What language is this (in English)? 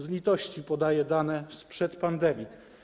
Polish